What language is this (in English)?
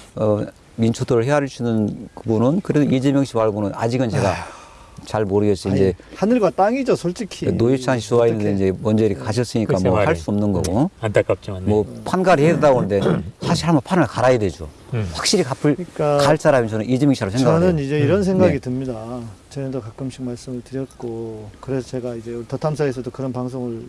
Korean